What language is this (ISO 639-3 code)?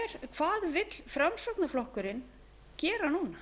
isl